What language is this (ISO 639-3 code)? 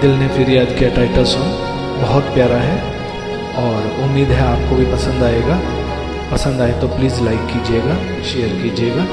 hin